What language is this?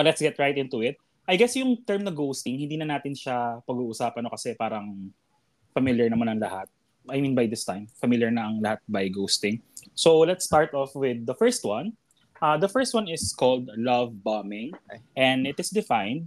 Filipino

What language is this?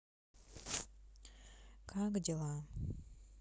Russian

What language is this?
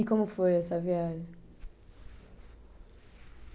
Portuguese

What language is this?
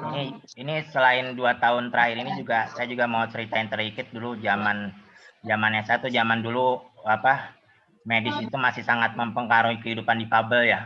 Indonesian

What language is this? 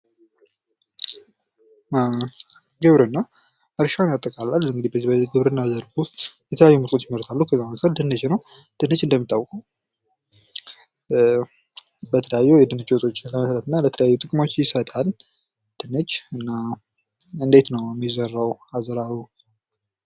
Amharic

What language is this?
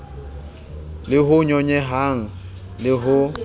Southern Sotho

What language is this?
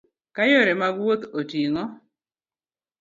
Luo (Kenya and Tanzania)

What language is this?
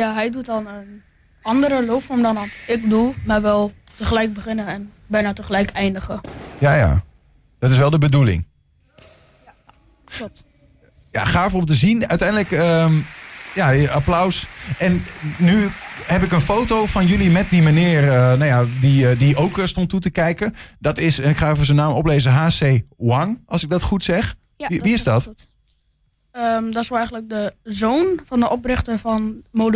Dutch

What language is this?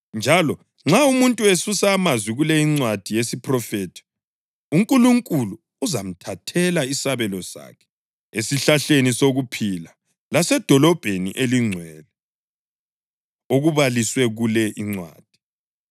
North Ndebele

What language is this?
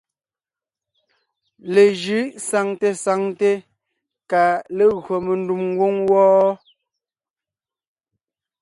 Ngiemboon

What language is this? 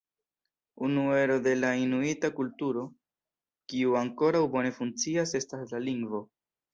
Esperanto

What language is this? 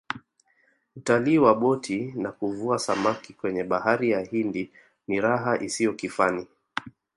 Swahili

